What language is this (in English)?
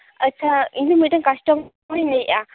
Santali